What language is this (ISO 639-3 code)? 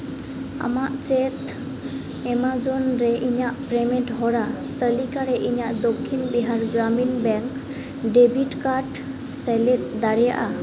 sat